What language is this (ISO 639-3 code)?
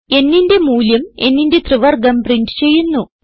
mal